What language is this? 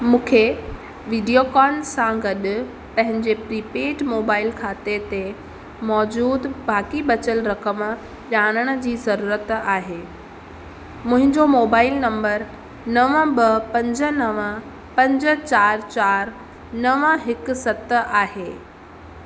Sindhi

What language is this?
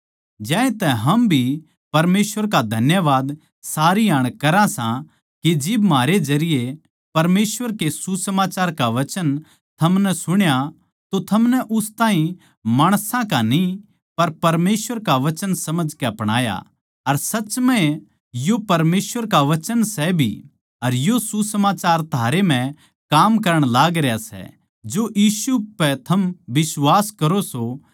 Haryanvi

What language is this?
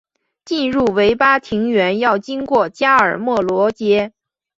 Chinese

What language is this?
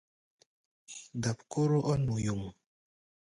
Gbaya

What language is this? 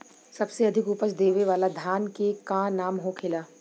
Bhojpuri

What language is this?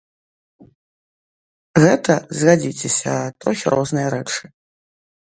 Belarusian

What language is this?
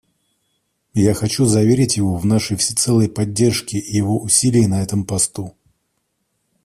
Russian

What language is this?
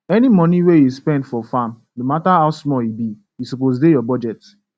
Nigerian Pidgin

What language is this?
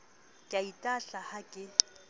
Southern Sotho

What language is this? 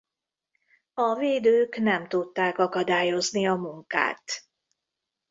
Hungarian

